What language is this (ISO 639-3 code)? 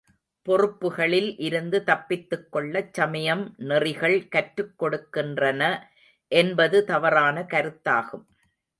tam